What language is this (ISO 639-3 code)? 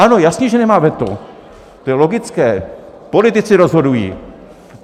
ces